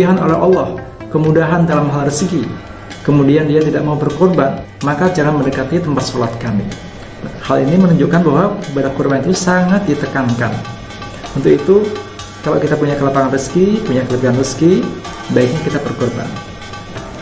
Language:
Indonesian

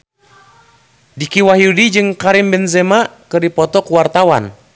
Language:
Sundanese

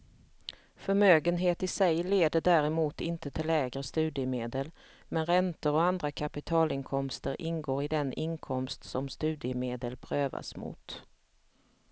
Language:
Swedish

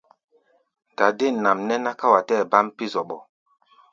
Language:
Gbaya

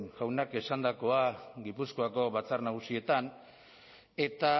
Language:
Basque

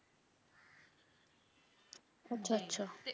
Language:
Punjabi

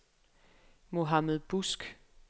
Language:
Danish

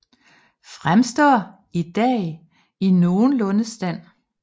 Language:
Danish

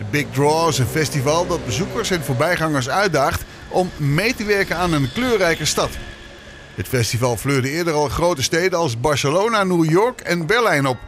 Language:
Dutch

